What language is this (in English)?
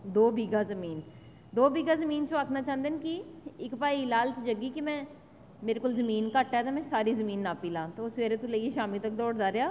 Dogri